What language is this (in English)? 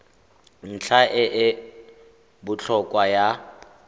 Tswana